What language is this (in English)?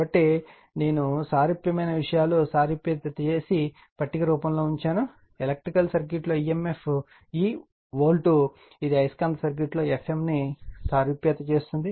Telugu